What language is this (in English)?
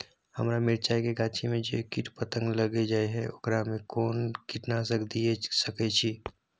Maithili